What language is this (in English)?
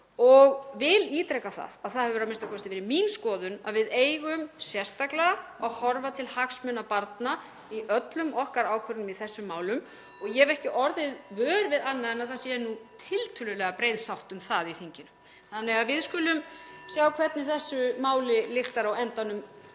Icelandic